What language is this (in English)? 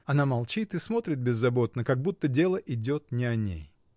Russian